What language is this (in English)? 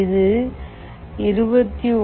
Tamil